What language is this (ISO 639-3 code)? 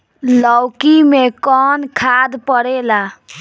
bho